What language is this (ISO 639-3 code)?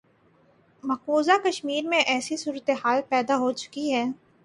urd